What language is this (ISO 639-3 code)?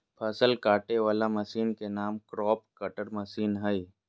mag